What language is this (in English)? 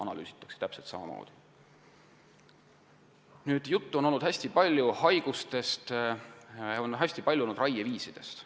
Estonian